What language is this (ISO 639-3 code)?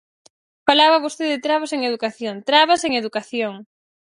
glg